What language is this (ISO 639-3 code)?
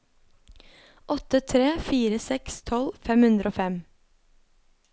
nor